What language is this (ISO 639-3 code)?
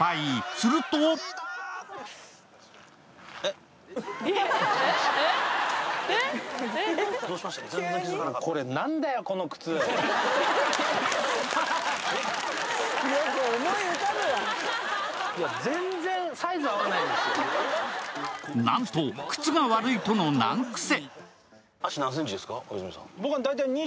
jpn